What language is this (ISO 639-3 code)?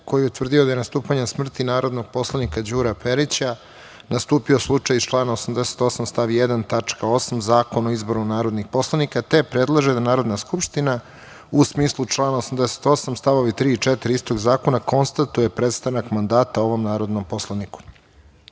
srp